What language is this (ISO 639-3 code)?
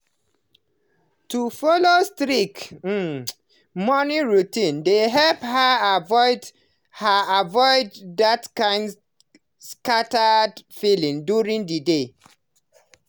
pcm